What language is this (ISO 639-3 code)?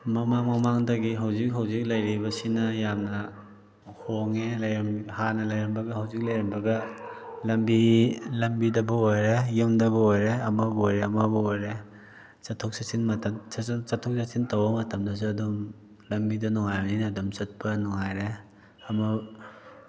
mni